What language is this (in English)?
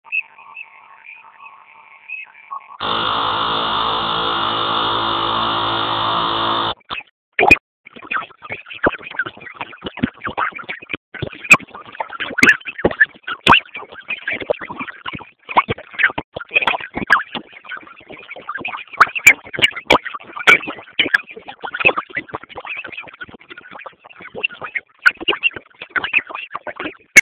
Swahili